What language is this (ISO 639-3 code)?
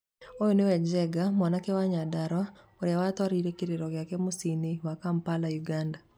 kik